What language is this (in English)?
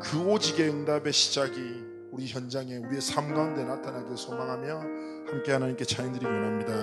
Korean